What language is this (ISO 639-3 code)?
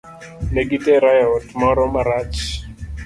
luo